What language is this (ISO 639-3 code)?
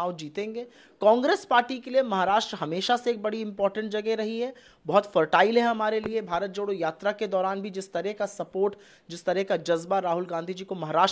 hin